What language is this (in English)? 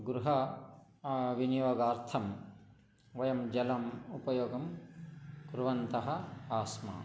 Sanskrit